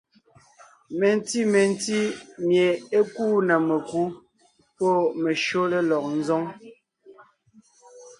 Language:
Ngiemboon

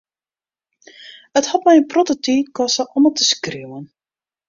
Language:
Western Frisian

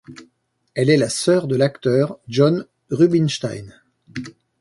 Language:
French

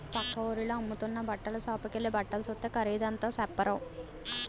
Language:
Telugu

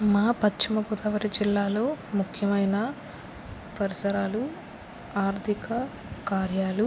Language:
Telugu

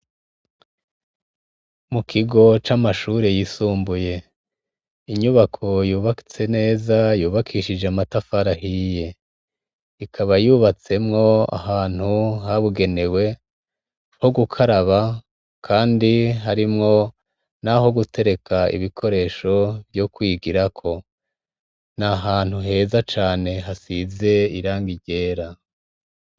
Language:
Rundi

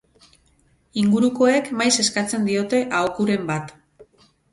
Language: Basque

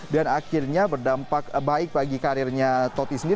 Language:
Indonesian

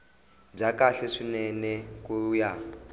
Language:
Tsonga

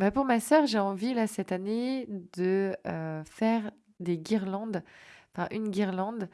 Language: French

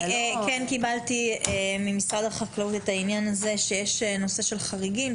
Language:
Hebrew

